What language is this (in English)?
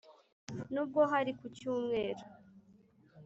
Kinyarwanda